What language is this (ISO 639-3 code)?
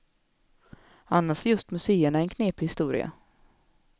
swe